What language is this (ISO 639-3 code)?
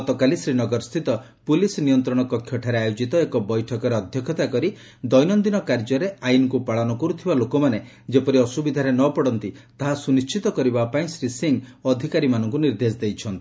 ori